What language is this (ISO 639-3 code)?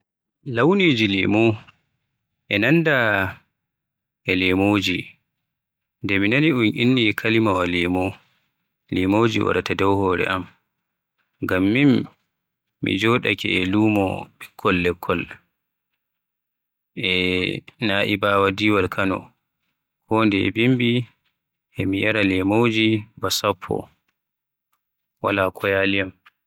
fuh